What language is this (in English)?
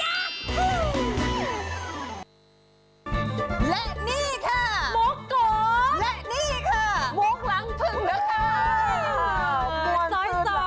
Thai